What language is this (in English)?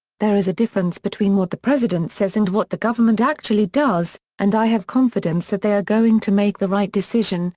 English